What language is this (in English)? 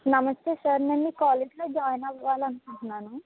Telugu